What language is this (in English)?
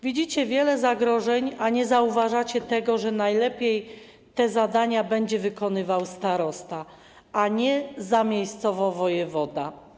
Polish